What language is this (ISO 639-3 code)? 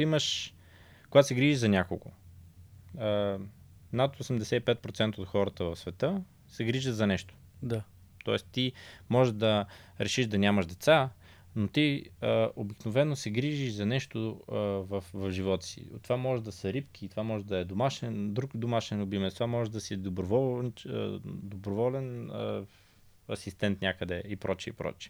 bul